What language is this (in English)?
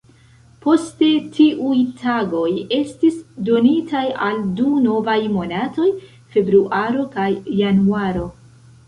Esperanto